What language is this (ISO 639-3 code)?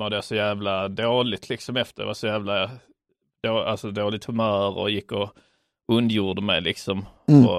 swe